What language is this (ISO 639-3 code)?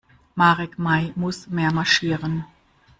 deu